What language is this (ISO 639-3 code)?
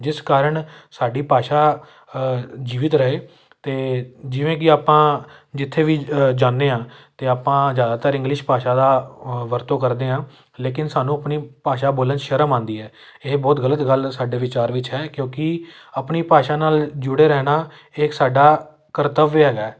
pan